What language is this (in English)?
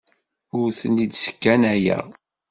Kabyle